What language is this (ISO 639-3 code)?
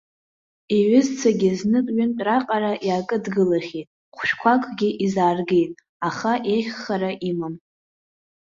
abk